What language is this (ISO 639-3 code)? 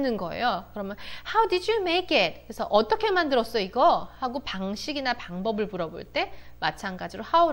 kor